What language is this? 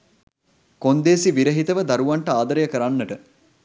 Sinhala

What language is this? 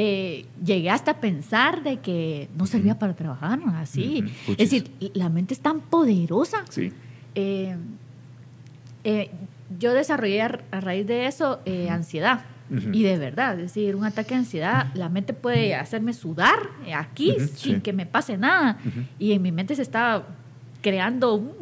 Spanish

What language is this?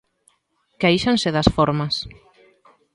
Galician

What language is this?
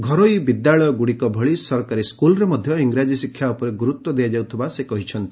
Odia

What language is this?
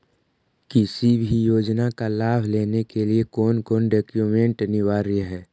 Magahi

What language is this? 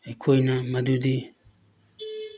Manipuri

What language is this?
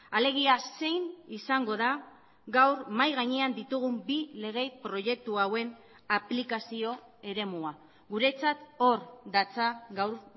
Basque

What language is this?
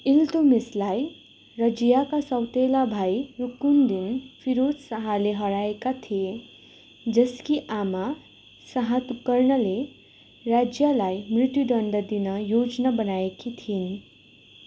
Nepali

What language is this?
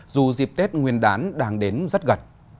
Vietnamese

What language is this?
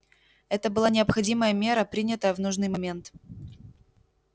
Russian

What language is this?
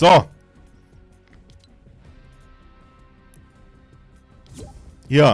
German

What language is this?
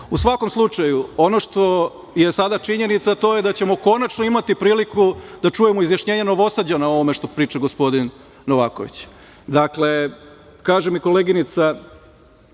Serbian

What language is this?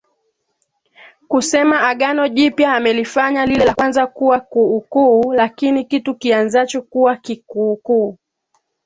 Swahili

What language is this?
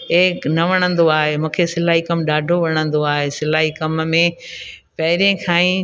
Sindhi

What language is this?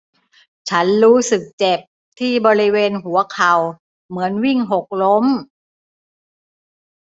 Thai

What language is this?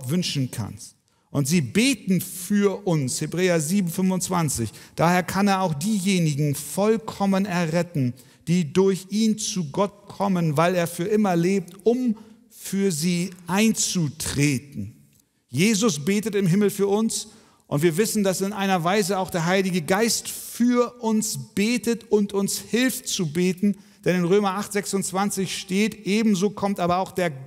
German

